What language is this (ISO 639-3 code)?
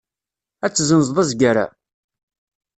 kab